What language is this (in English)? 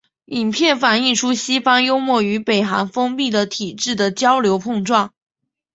Chinese